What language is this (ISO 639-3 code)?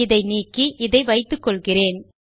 tam